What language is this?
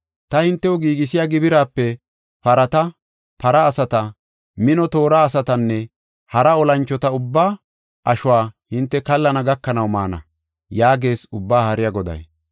Gofa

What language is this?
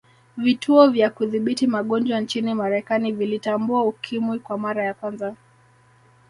Swahili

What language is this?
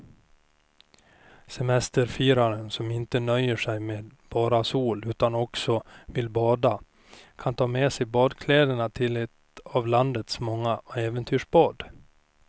Swedish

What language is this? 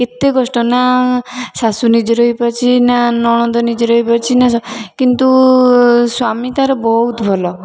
Odia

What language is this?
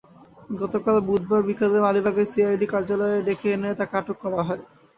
Bangla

